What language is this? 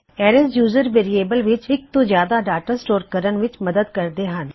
Punjabi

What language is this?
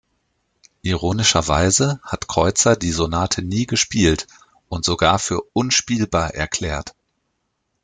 German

